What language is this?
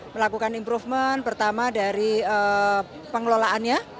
Indonesian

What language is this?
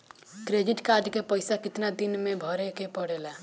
Bhojpuri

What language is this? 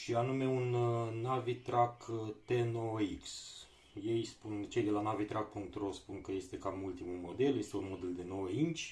Romanian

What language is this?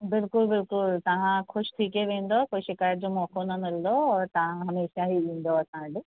Sindhi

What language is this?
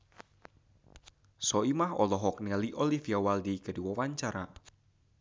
Sundanese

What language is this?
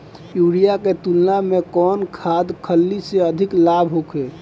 Bhojpuri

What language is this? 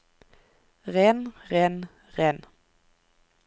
Norwegian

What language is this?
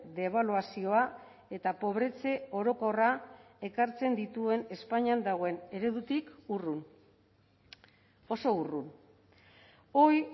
Basque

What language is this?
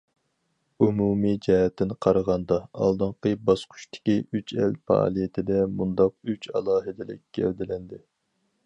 Uyghur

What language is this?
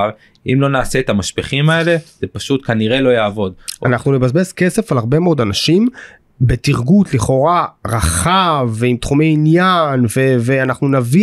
Hebrew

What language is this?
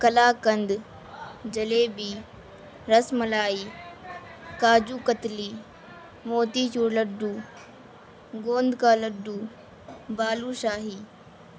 Urdu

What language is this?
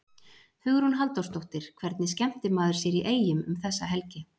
Icelandic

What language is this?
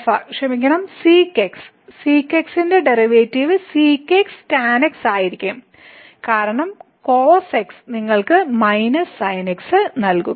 Malayalam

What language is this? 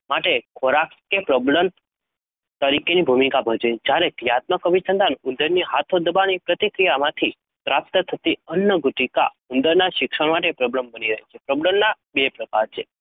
Gujarati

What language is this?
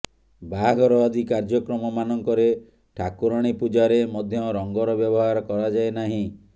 Odia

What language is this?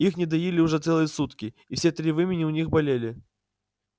Russian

